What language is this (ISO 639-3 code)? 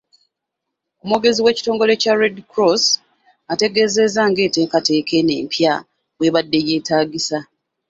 lug